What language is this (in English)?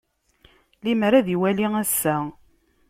Kabyle